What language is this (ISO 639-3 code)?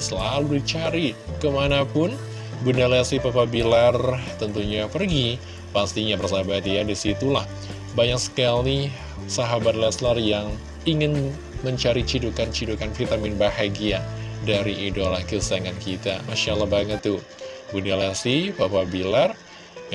ind